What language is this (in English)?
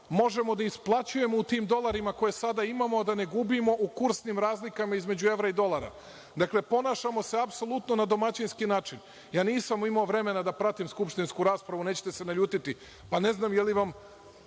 Serbian